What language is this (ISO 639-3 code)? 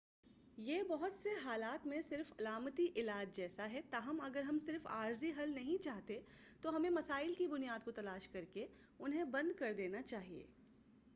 urd